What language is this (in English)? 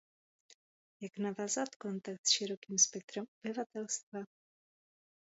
Czech